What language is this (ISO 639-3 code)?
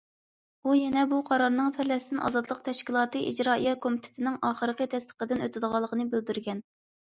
uig